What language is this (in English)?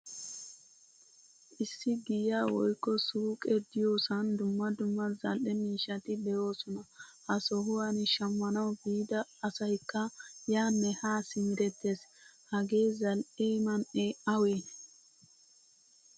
Wolaytta